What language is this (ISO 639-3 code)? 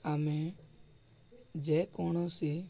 ori